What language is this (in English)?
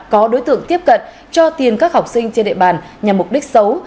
Vietnamese